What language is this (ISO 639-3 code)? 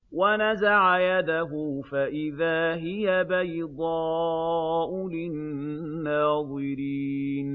ara